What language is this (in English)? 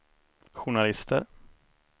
Swedish